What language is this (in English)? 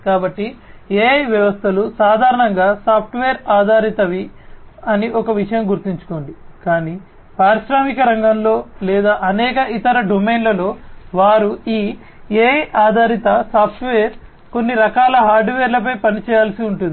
Telugu